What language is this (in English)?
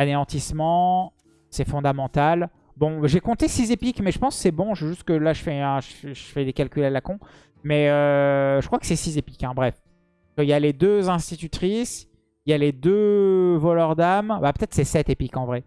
French